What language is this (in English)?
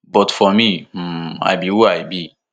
Nigerian Pidgin